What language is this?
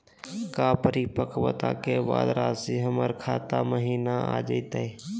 Magahi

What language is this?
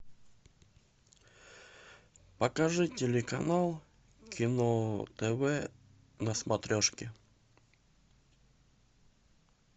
Russian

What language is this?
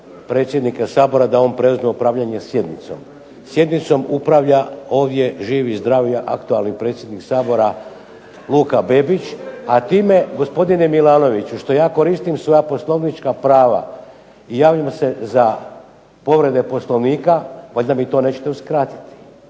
Croatian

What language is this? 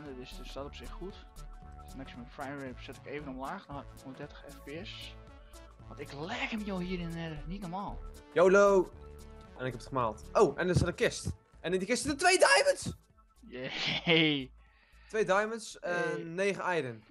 Dutch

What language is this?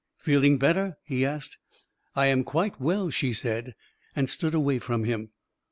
English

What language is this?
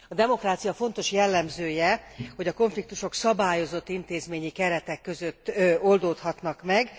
Hungarian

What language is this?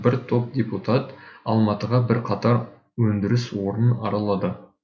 Kazakh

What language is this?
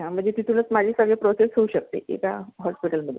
Marathi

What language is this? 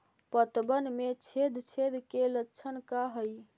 Magahi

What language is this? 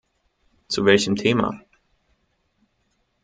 German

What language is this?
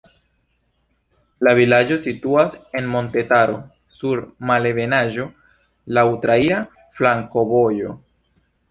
Esperanto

